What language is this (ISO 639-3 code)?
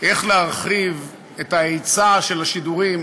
heb